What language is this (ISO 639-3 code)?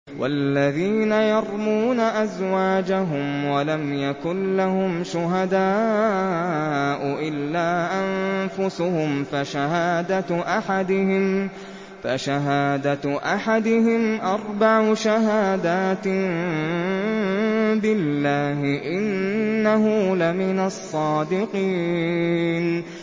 ara